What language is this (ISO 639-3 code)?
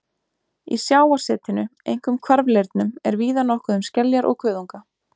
isl